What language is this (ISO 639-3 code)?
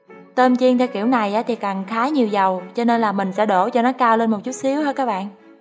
vie